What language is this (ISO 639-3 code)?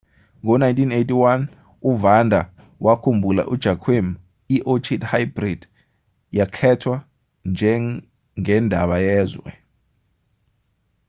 zul